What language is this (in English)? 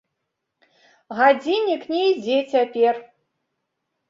Belarusian